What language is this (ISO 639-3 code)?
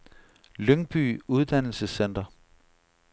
dan